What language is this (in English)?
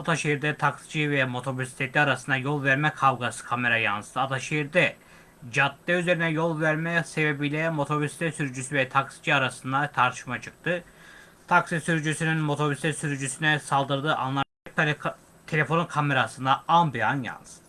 Turkish